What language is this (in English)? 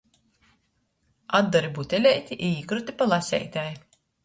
Latgalian